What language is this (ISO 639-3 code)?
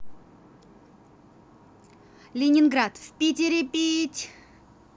rus